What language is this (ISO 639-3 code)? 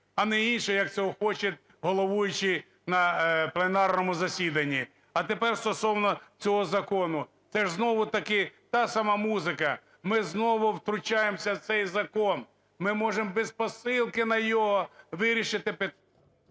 ukr